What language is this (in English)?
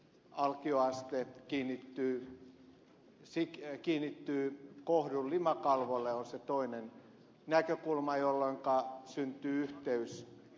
Finnish